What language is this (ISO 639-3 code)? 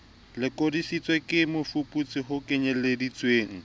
sot